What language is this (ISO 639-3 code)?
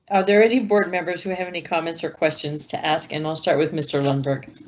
eng